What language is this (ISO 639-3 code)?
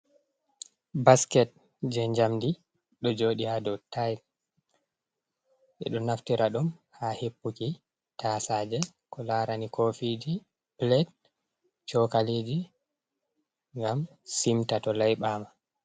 ful